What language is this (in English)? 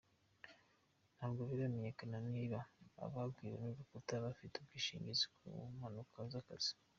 Kinyarwanda